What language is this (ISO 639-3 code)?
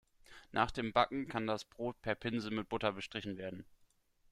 deu